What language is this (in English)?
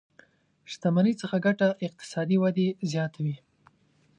Pashto